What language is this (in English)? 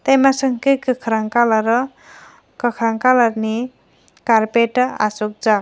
Kok Borok